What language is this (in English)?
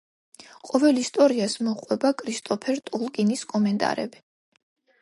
Georgian